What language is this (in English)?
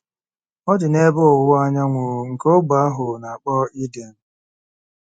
Igbo